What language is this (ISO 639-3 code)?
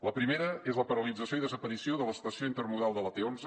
cat